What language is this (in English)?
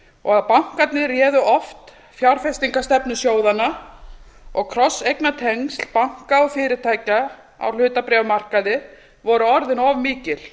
Icelandic